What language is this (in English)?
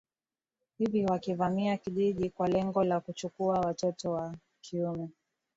Swahili